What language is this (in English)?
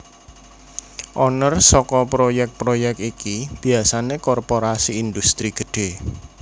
Javanese